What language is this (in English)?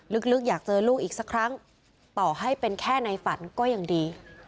Thai